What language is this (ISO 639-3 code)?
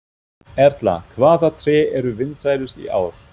isl